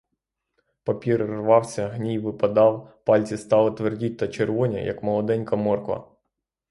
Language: Ukrainian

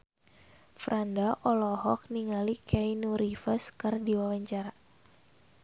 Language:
Sundanese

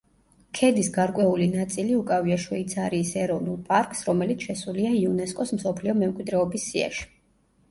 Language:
Georgian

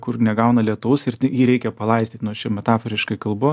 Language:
Lithuanian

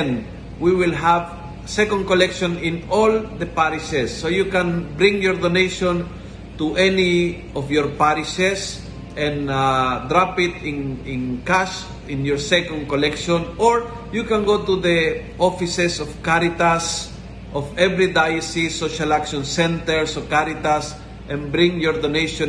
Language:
Filipino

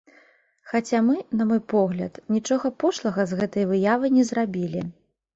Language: Belarusian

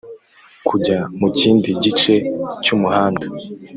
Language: Kinyarwanda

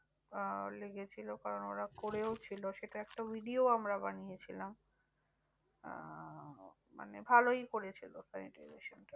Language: Bangla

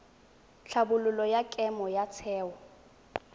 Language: Tswana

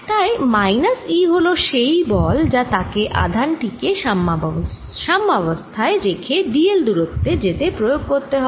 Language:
Bangla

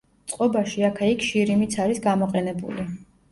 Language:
Georgian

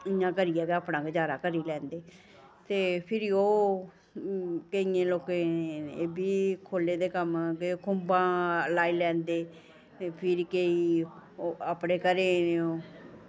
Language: Dogri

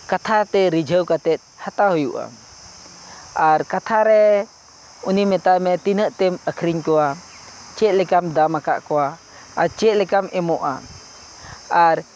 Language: Santali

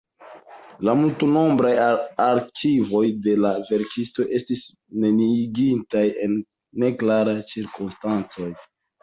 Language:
Esperanto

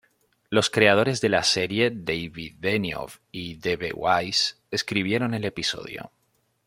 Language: Spanish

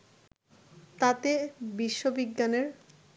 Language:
Bangla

